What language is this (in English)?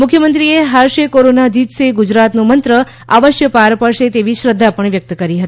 Gujarati